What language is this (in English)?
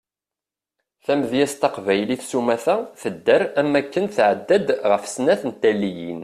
Kabyle